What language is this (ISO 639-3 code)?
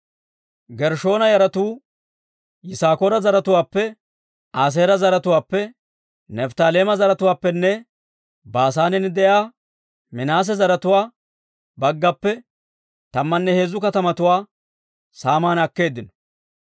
dwr